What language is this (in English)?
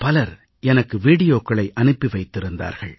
Tamil